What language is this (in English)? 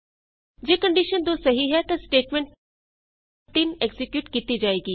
Punjabi